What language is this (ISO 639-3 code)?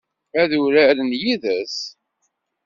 kab